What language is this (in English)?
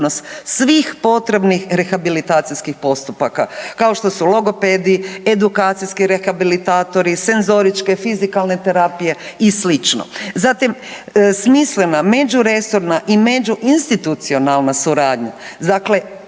Croatian